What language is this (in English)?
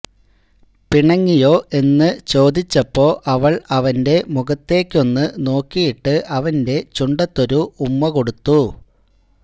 Malayalam